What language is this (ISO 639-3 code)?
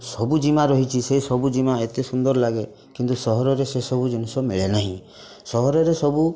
ori